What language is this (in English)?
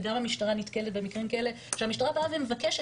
Hebrew